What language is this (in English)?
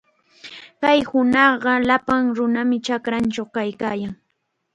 Chiquián Ancash Quechua